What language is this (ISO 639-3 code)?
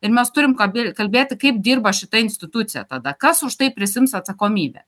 lit